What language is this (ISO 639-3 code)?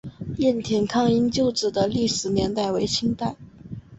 zho